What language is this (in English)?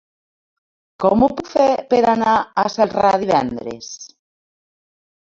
Catalan